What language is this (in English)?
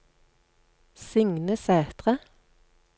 Norwegian